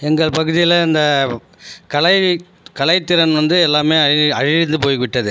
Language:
Tamil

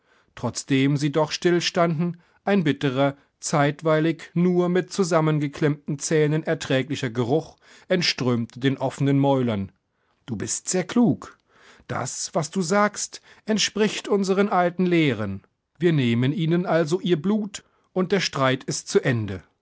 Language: German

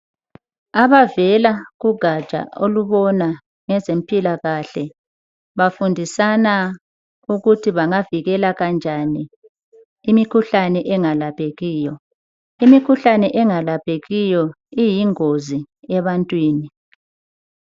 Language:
North Ndebele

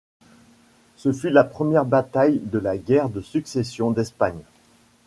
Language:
French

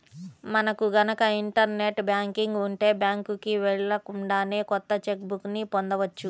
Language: Telugu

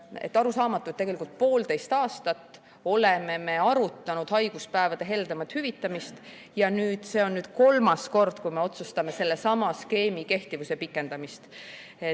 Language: Estonian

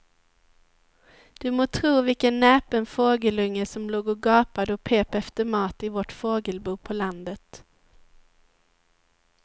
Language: Swedish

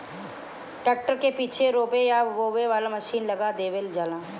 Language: Bhojpuri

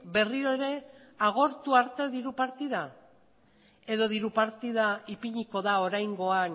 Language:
Basque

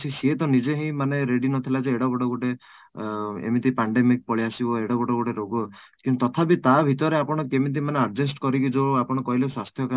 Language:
Odia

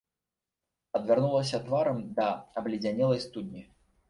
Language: Belarusian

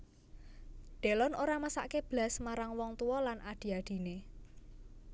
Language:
Javanese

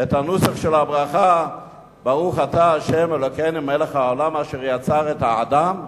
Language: Hebrew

